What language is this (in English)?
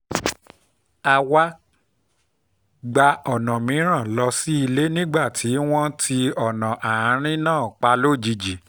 Yoruba